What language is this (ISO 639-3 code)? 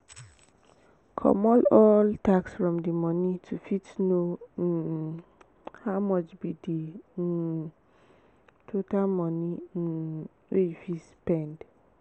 pcm